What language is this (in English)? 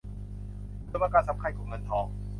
Thai